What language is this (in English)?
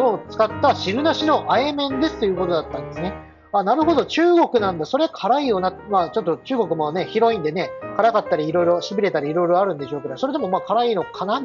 Japanese